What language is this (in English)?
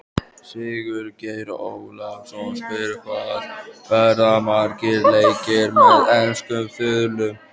Icelandic